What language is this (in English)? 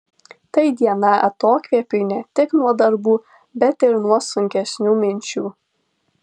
Lithuanian